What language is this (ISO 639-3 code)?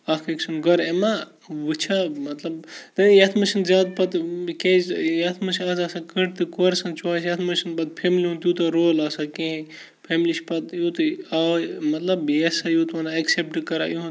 kas